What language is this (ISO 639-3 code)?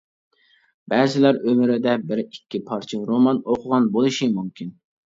uig